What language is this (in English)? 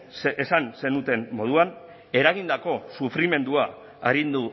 Basque